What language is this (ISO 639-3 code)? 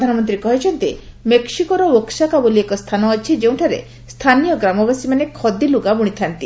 ori